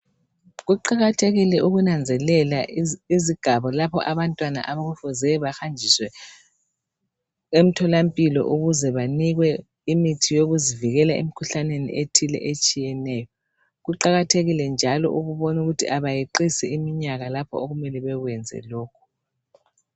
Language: North Ndebele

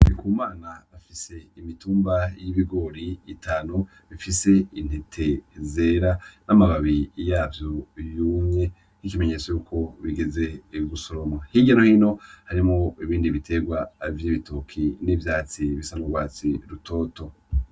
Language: Rundi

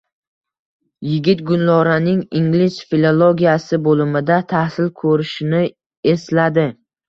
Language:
Uzbek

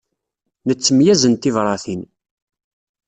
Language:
Kabyle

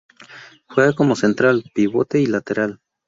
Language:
Spanish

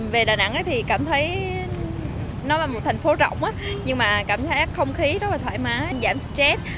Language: Vietnamese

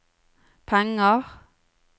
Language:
Norwegian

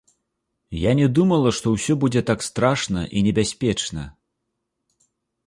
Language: Belarusian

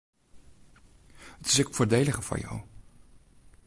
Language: Western Frisian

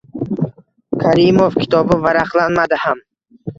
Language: Uzbek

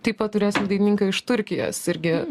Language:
Lithuanian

